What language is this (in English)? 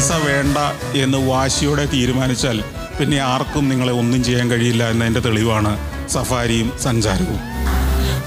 Malayalam